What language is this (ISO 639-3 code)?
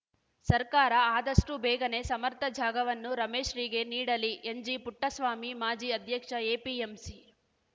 kan